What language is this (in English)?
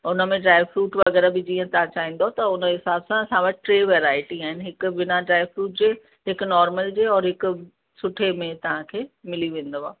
Sindhi